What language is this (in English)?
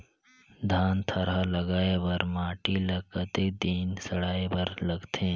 Chhattisgarhi